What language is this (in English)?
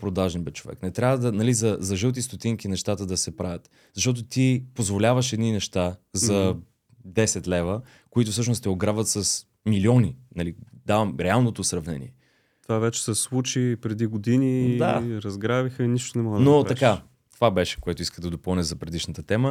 Bulgarian